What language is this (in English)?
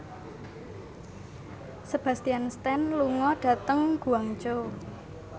Javanese